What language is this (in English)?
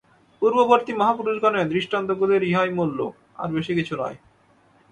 Bangla